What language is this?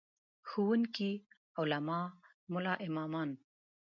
Pashto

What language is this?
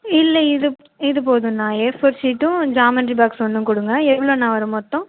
Tamil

